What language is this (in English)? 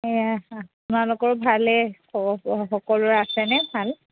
Assamese